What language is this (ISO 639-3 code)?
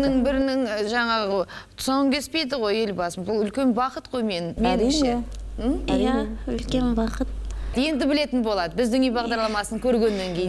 tur